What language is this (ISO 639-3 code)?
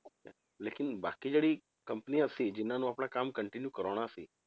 pan